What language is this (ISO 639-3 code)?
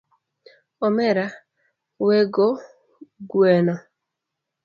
luo